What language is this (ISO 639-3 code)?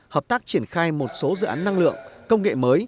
vie